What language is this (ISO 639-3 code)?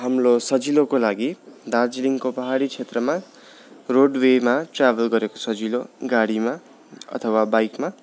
nep